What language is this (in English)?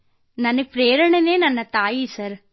Kannada